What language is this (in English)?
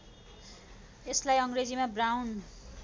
Nepali